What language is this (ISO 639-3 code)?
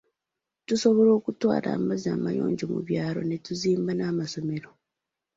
lug